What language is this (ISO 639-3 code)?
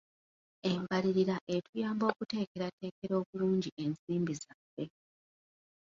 lug